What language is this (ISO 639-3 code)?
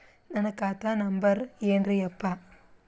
kan